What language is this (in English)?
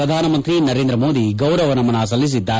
Kannada